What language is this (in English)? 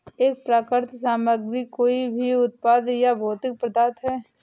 Hindi